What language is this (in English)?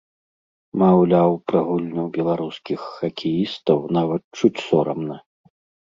Belarusian